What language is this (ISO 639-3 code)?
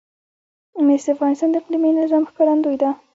pus